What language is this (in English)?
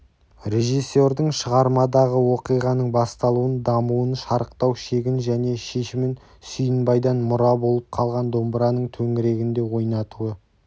Kazakh